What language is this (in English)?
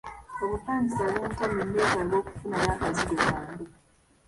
Ganda